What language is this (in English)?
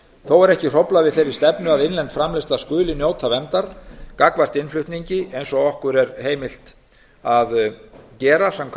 Icelandic